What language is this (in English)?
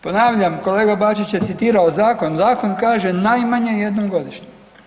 Croatian